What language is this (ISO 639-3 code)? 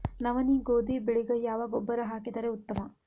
kan